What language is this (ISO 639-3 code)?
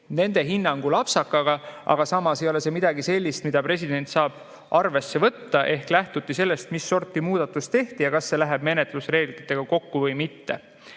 est